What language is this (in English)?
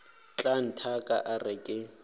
Northern Sotho